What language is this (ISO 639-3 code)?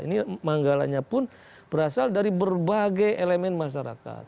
ind